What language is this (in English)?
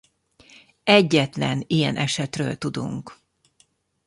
Hungarian